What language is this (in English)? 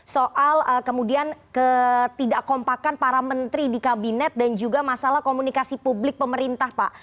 Indonesian